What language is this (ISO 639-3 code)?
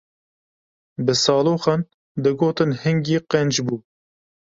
kur